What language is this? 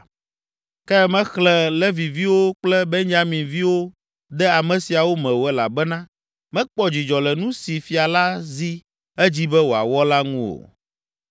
Ewe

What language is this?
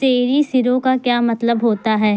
Urdu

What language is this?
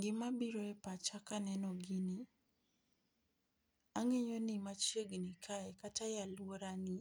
Luo (Kenya and Tanzania)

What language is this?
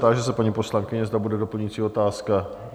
Czech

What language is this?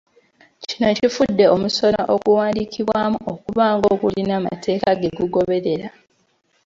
Ganda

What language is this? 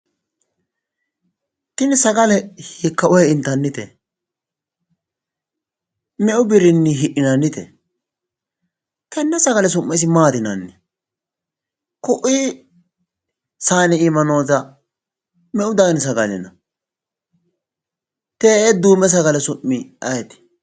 Sidamo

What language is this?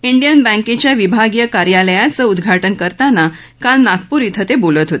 Marathi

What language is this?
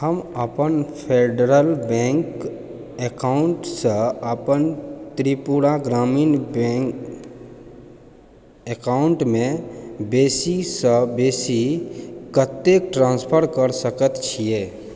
Maithili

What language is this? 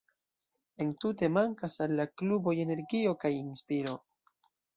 Esperanto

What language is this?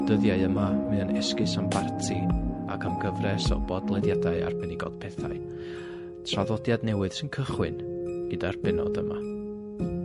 Welsh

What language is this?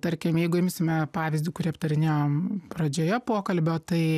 Lithuanian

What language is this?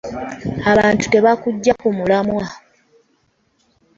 Ganda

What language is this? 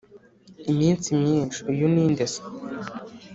Kinyarwanda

